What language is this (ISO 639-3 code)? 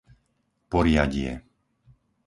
slk